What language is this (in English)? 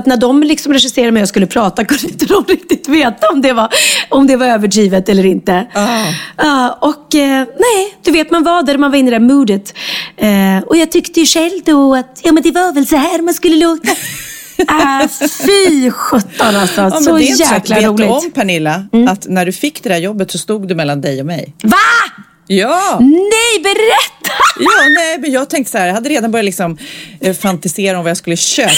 Swedish